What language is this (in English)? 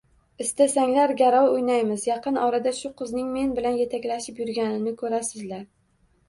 Uzbek